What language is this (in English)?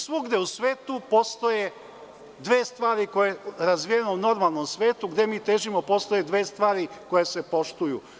Serbian